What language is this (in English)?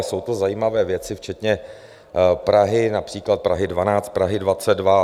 Czech